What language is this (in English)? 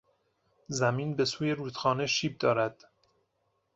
Persian